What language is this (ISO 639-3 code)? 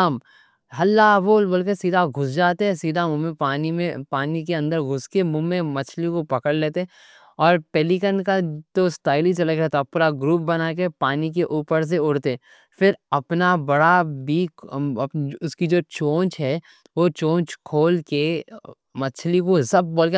dcc